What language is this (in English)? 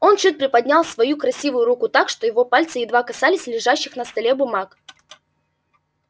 Russian